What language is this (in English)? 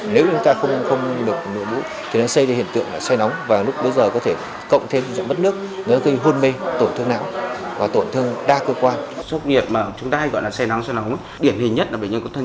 Vietnamese